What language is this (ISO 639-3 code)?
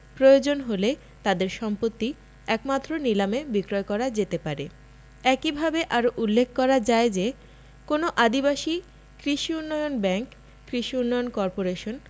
ben